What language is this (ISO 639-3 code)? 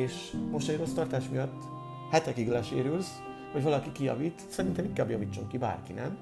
hun